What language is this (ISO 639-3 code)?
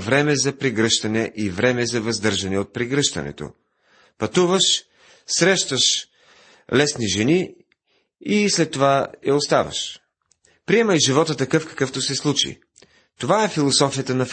bul